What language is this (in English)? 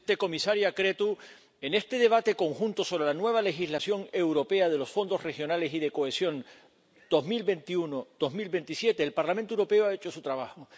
Spanish